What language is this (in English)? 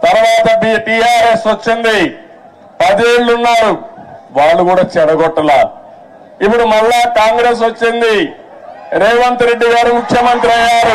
Telugu